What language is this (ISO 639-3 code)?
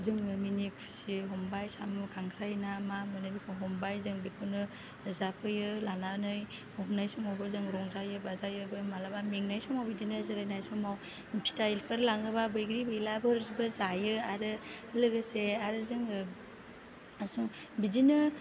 brx